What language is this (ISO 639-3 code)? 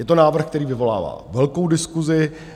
ces